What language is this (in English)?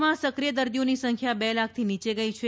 Gujarati